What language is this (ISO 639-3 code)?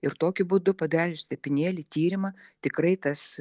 lit